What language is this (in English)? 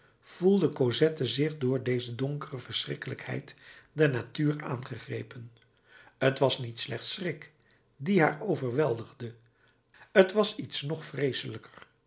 Dutch